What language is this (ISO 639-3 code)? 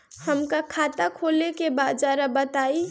bho